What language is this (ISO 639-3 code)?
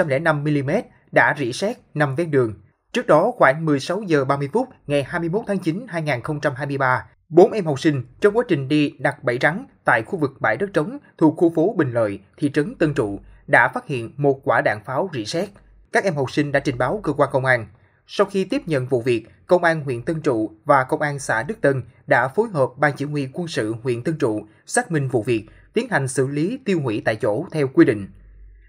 vie